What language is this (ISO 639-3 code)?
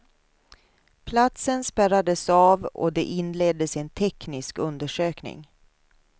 swe